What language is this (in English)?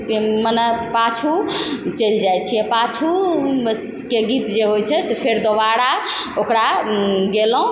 Maithili